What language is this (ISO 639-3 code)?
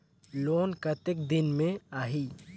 hne